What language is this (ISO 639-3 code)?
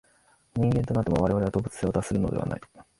jpn